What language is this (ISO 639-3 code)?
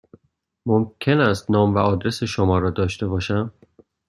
fas